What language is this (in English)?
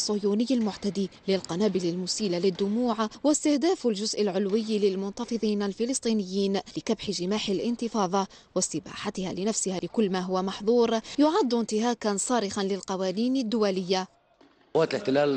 Arabic